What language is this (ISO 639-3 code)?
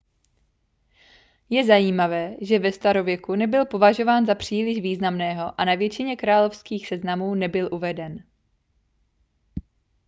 ces